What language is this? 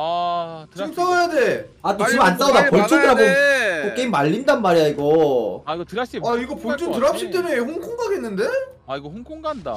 Korean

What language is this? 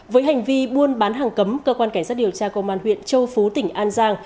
Vietnamese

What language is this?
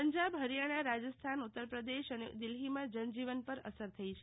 Gujarati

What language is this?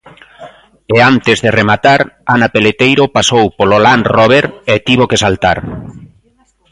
Galician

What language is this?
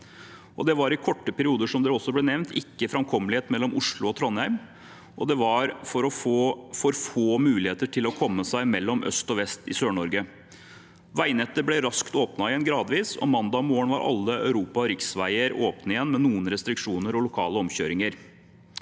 Norwegian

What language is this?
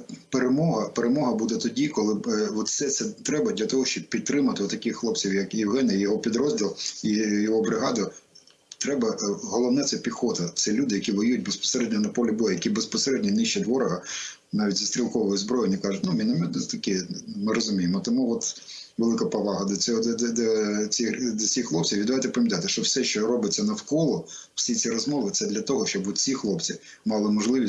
Ukrainian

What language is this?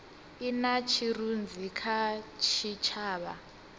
Venda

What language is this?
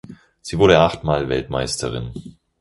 German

